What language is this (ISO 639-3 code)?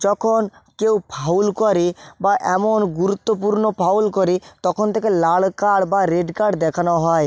ben